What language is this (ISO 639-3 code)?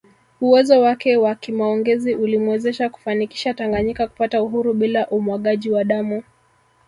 swa